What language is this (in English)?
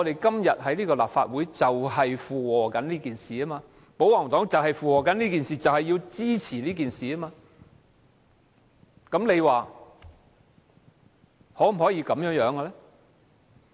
Cantonese